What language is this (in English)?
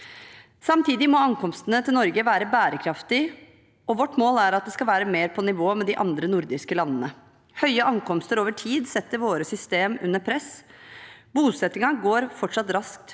Norwegian